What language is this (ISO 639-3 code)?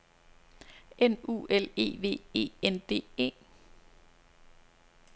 dan